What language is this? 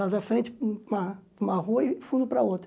Portuguese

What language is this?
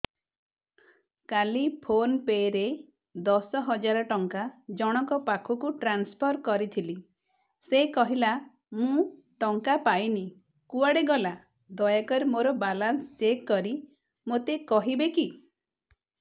Odia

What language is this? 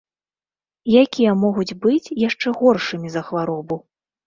Belarusian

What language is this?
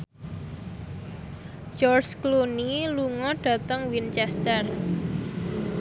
Javanese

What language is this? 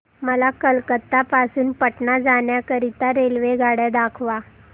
Marathi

